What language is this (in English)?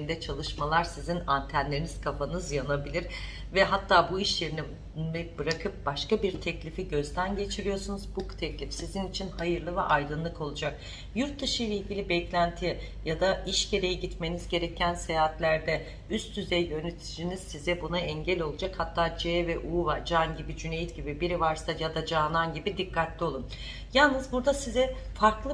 Turkish